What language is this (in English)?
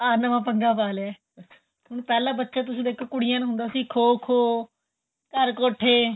Punjabi